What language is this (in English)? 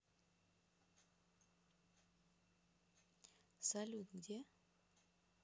Russian